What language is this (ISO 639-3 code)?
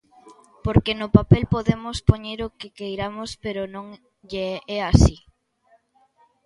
glg